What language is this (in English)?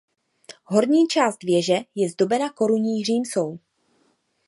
Czech